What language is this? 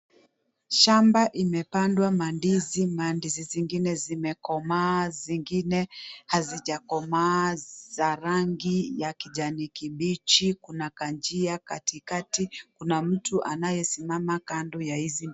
Swahili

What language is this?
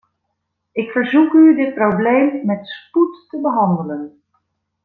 Dutch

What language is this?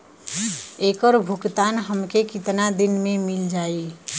Bhojpuri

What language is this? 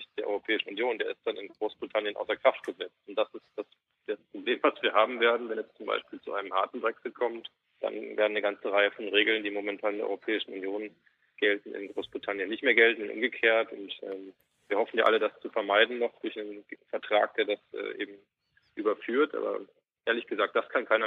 German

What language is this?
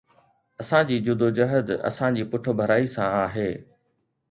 Sindhi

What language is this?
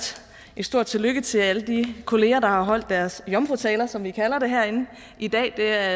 Danish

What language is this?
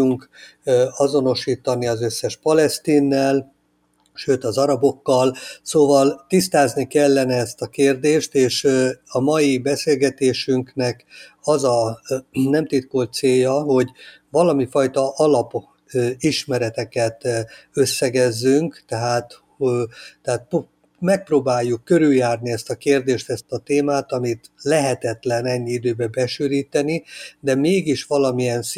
Hungarian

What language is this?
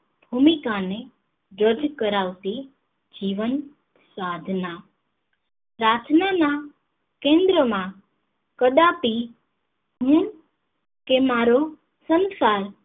Gujarati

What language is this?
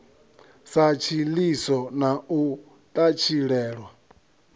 Venda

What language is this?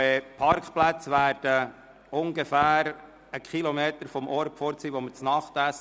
Swiss German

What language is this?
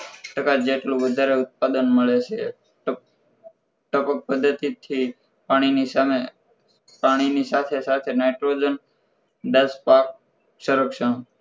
Gujarati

